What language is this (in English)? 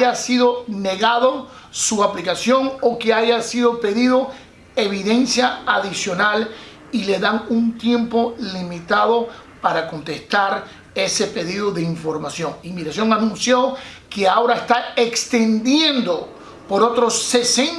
Spanish